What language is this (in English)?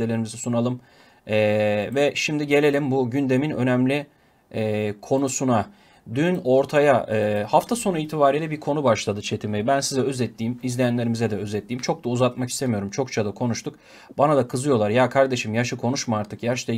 Turkish